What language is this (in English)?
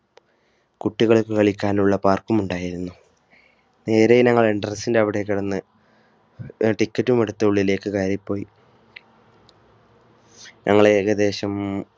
Malayalam